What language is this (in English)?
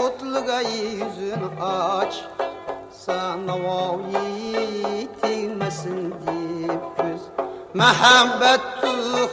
Uzbek